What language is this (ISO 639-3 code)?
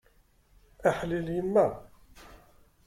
kab